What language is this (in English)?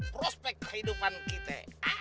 Indonesian